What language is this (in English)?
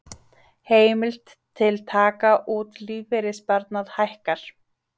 Icelandic